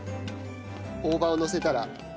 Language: Japanese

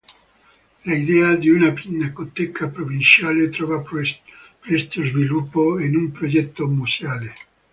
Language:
Italian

